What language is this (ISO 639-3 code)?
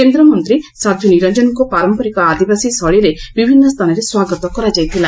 ori